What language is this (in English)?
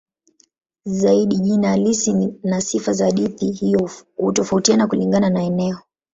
Swahili